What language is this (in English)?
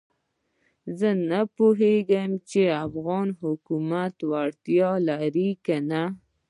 Pashto